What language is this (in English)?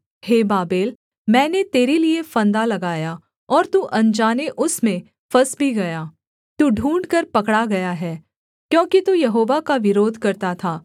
Hindi